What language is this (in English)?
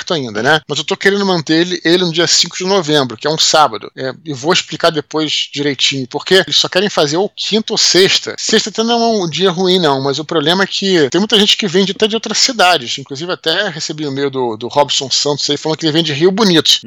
Portuguese